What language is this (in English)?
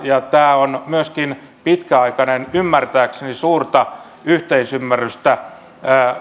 Finnish